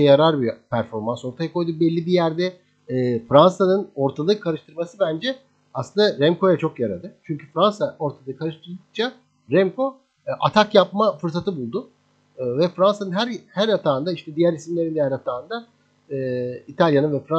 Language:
Turkish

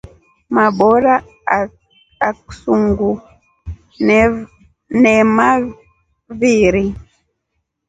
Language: Rombo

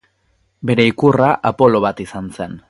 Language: Basque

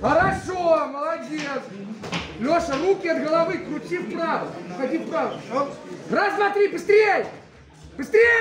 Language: Russian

